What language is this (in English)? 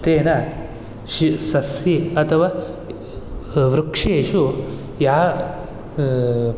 Sanskrit